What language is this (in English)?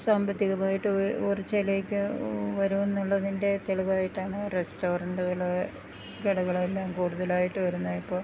Malayalam